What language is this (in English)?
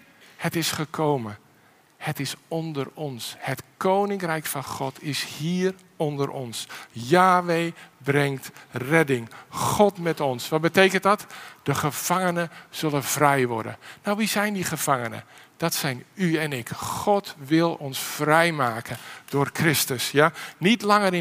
Dutch